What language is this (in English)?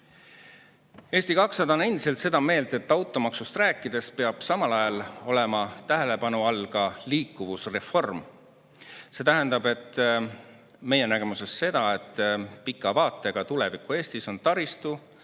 Estonian